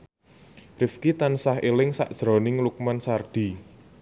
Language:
Javanese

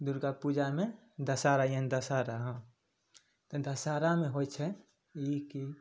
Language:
Maithili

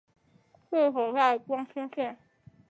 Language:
Chinese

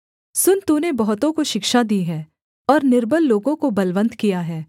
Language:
Hindi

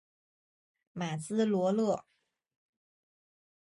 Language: Chinese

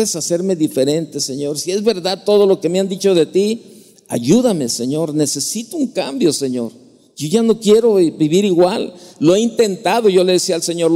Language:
Spanish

